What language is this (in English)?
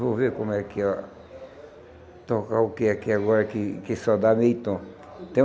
Portuguese